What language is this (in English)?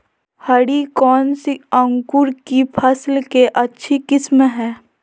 Magahi